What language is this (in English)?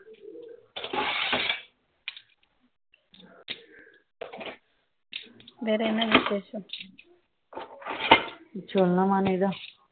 Tamil